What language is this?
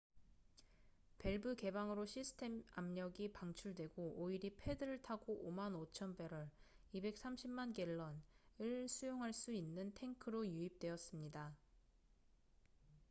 Korean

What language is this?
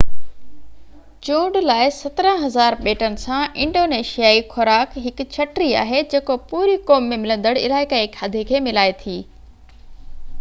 Sindhi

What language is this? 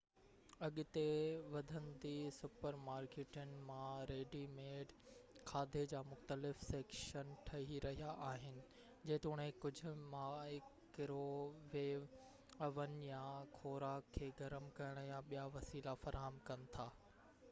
Sindhi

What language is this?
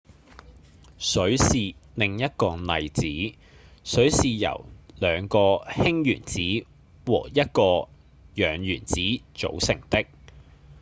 Cantonese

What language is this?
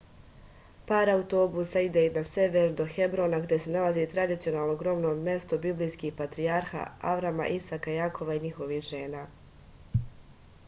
Serbian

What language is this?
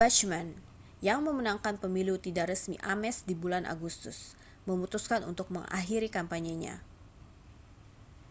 Indonesian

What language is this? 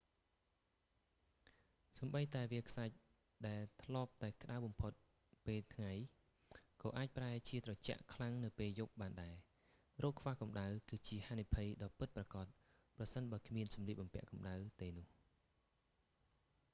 Khmer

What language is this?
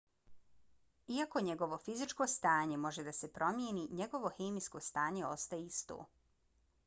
Bosnian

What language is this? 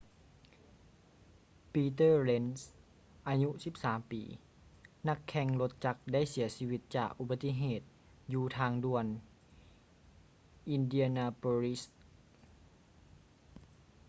Lao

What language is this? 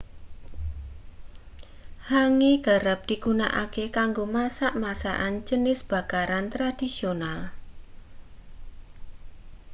Javanese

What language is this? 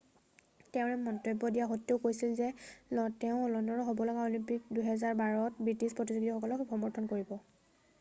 Assamese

